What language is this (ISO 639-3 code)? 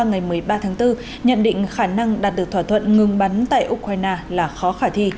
vie